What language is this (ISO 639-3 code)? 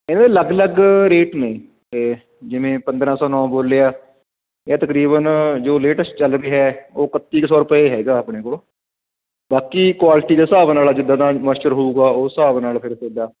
pan